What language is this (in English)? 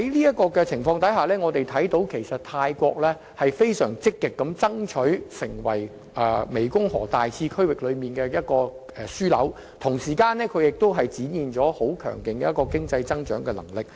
Cantonese